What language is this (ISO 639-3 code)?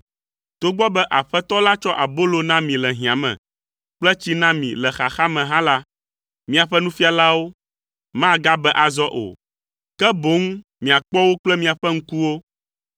ewe